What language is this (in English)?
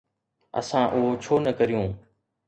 Sindhi